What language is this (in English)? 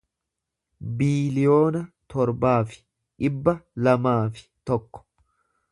Oromo